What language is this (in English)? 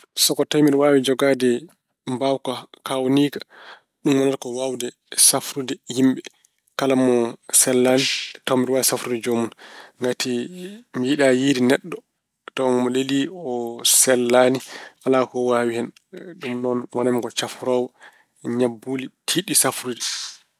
Fula